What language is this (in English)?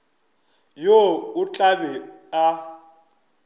Northern Sotho